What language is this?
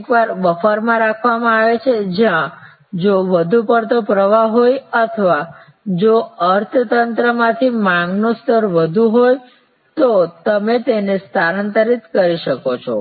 Gujarati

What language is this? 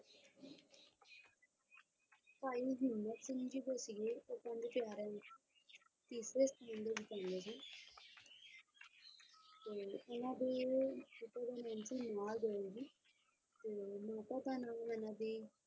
Punjabi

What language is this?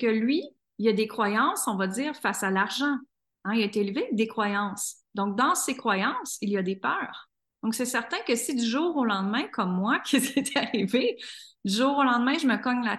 French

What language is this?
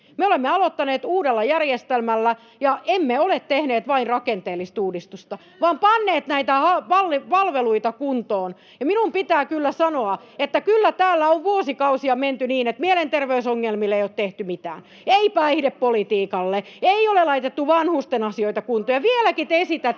Finnish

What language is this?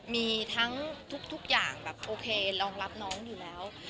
Thai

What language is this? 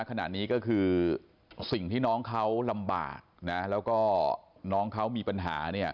Thai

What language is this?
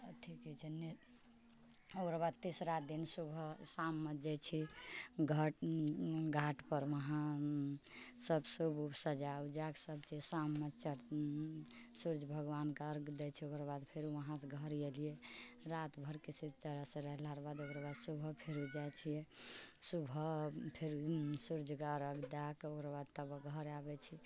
Maithili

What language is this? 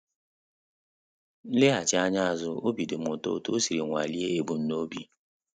Igbo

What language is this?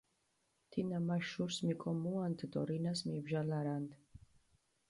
Mingrelian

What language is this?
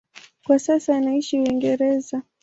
Swahili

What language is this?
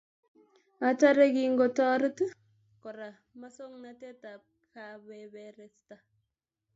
Kalenjin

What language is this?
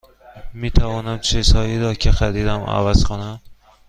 Persian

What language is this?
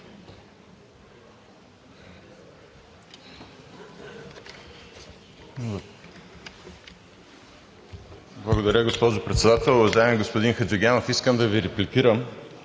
Bulgarian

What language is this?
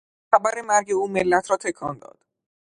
Persian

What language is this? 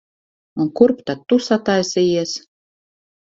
Latvian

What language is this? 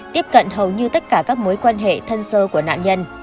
Vietnamese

